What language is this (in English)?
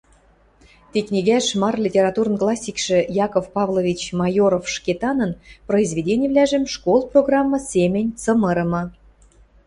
Western Mari